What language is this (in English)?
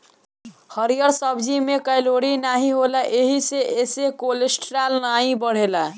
Bhojpuri